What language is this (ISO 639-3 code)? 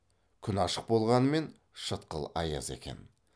kaz